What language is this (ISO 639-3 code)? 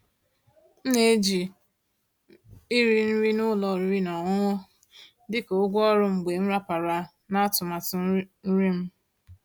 ibo